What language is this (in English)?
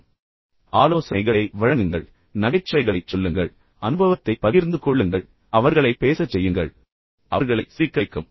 Tamil